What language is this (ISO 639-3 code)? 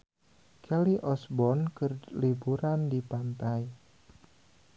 sun